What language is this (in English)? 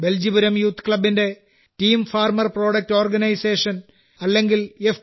Malayalam